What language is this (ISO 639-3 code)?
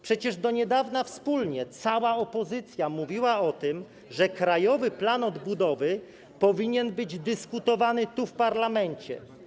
pol